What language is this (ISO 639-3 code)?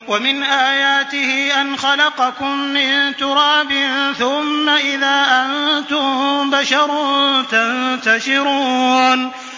ara